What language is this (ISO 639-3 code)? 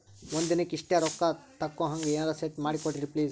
kan